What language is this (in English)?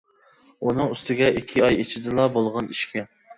Uyghur